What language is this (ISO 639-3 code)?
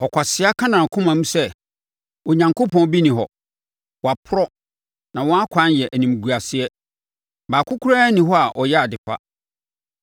aka